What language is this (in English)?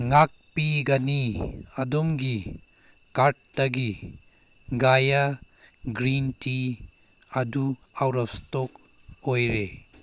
Manipuri